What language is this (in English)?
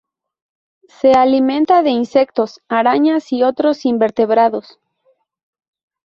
Spanish